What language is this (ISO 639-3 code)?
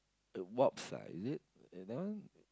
eng